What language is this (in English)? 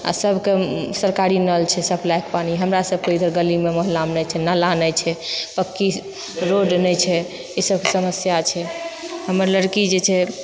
Maithili